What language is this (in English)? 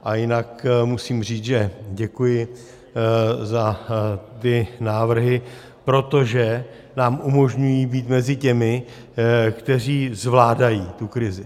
Czech